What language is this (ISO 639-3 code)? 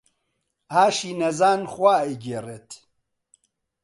ckb